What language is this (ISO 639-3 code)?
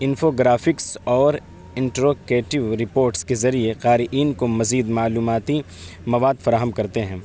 urd